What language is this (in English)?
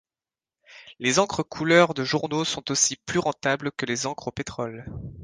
French